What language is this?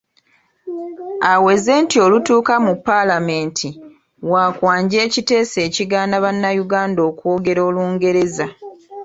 Ganda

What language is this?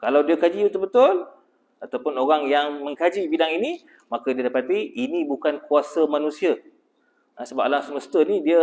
Malay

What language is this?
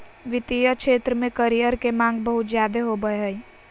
Magahi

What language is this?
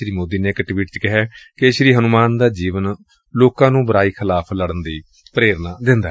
Punjabi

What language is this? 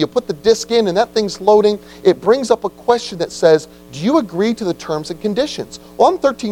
English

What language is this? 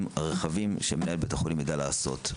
Hebrew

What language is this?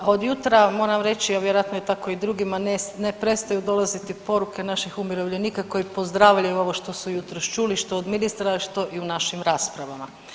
Croatian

